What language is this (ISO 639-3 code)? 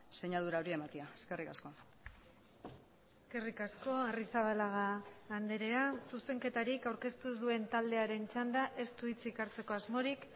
eus